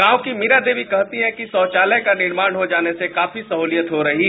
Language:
Hindi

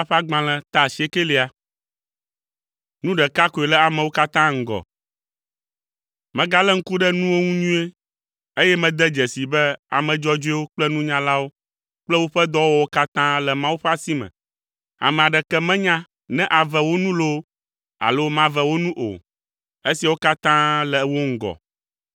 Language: Ewe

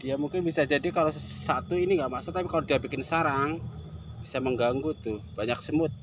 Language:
Indonesian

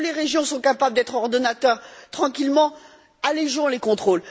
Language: French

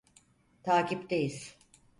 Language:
Turkish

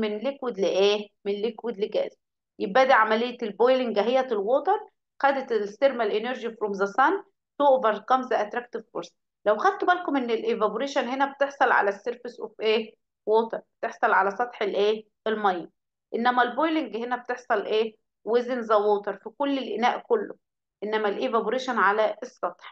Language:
Arabic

